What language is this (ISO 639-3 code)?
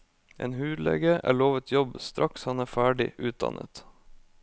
nor